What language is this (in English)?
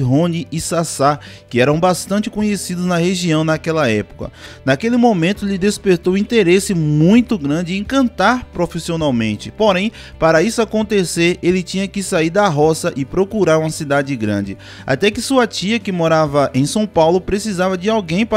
Portuguese